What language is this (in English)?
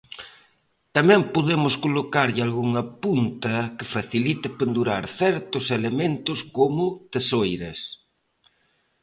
Galician